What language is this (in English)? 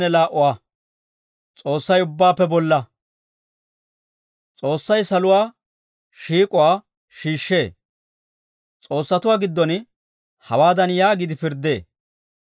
Dawro